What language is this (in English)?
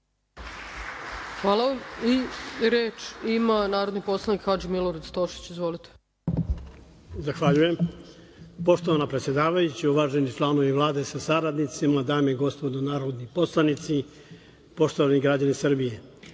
Serbian